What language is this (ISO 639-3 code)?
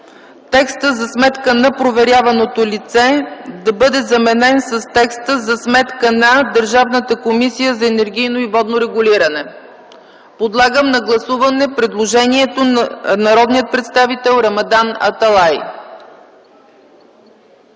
bul